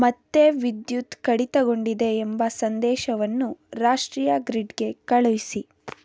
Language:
Kannada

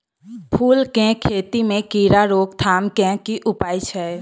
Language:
Maithili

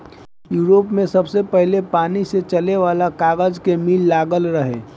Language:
Bhojpuri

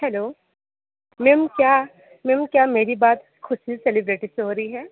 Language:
Hindi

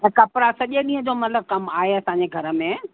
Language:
Sindhi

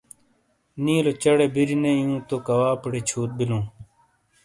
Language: Shina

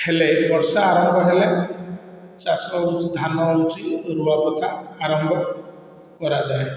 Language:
Odia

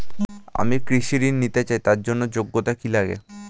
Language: Bangla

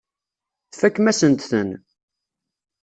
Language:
Kabyle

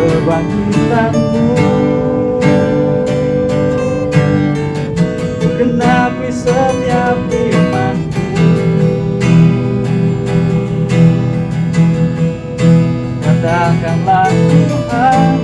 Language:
Indonesian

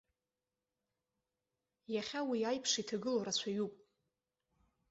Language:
Abkhazian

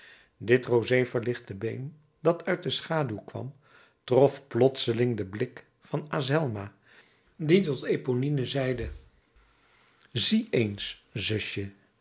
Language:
Dutch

